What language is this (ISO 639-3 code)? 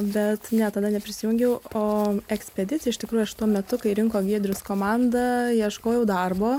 lit